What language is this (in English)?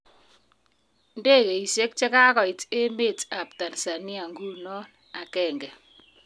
Kalenjin